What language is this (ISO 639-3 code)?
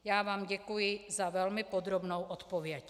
ces